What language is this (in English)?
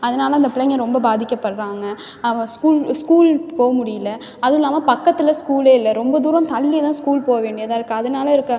Tamil